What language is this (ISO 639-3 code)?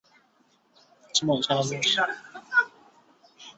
zho